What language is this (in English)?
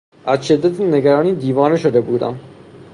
Persian